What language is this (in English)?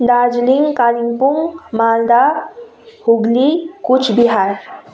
Nepali